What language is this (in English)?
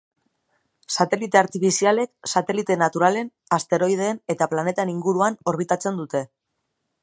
Basque